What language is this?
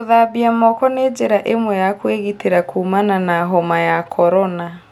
Kikuyu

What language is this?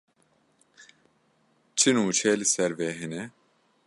Kurdish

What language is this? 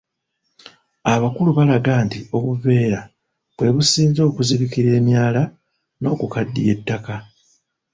Ganda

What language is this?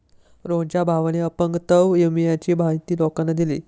Marathi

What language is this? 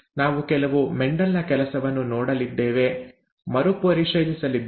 Kannada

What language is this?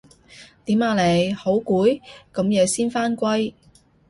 Cantonese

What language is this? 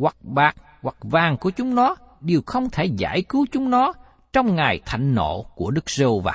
Vietnamese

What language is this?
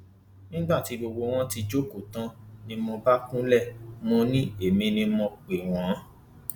Yoruba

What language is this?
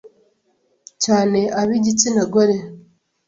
Kinyarwanda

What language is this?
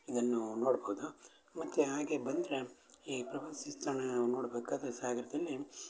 Kannada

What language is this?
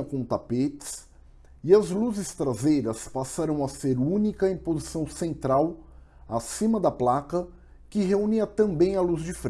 Portuguese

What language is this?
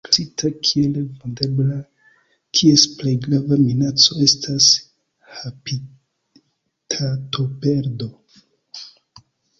Esperanto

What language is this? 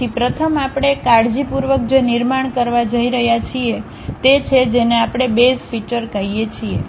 Gujarati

